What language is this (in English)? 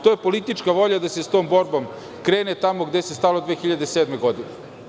Serbian